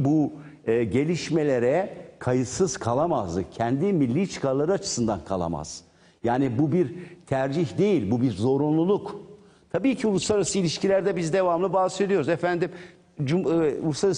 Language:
Turkish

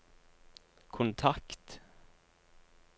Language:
Norwegian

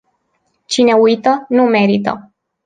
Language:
Romanian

